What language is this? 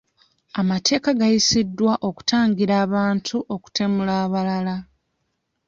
Ganda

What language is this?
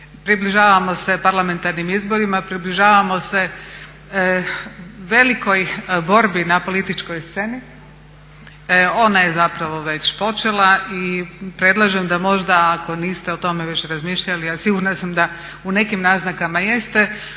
Croatian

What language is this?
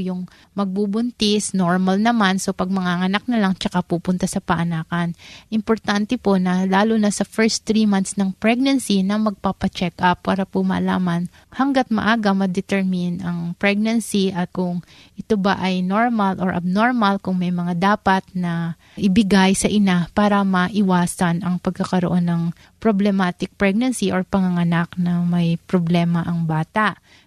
Filipino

